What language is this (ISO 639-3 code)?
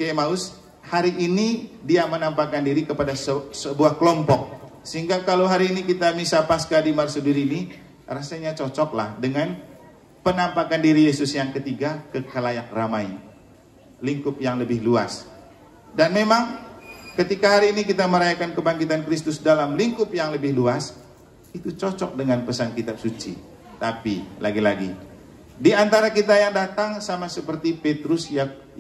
ind